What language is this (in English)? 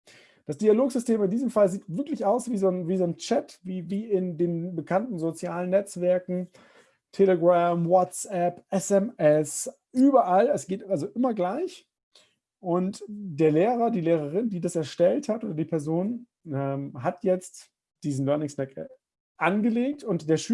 German